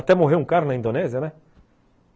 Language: Portuguese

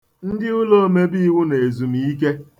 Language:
Igbo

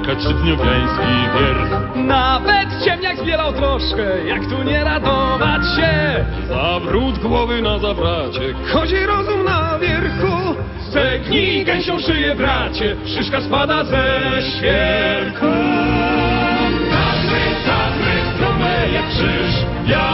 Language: Slovak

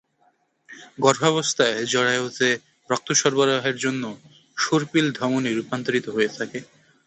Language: Bangla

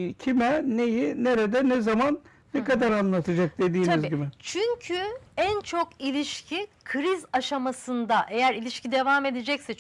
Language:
Turkish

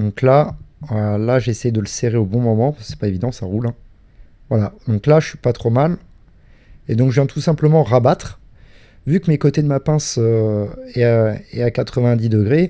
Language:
French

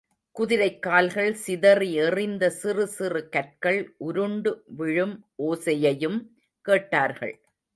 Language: Tamil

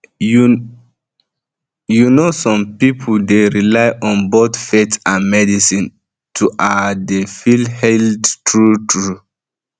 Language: Nigerian Pidgin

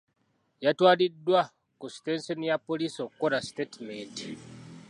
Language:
Ganda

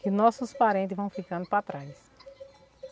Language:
Portuguese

